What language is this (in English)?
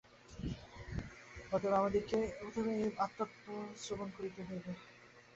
Bangla